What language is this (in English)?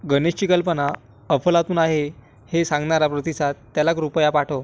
Marathi